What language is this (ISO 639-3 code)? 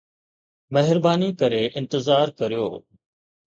snd